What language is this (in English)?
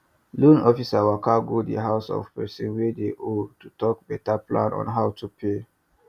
Nigerian Pidgin